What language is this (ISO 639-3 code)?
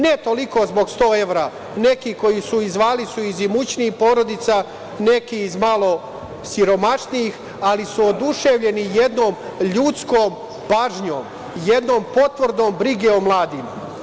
srp